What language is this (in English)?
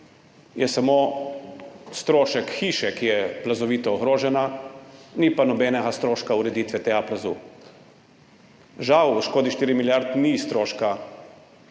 Slovenian